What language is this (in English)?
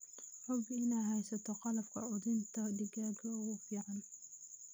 Somali